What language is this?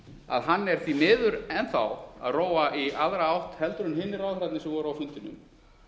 Icelandic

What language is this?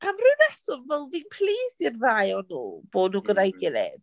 Welsh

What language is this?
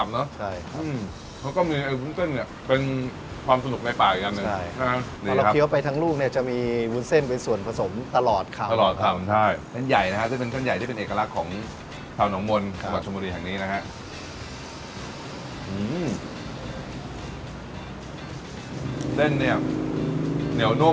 Thai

